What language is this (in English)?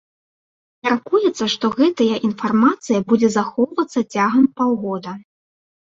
Belarusian